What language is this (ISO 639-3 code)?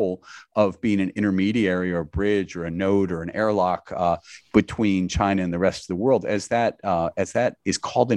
eng